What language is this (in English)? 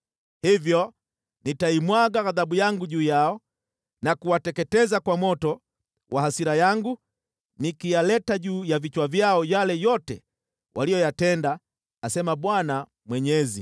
Swahili